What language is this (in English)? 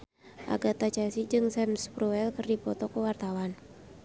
Sundanese